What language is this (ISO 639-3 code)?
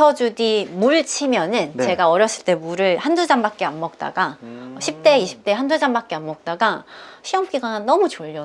kor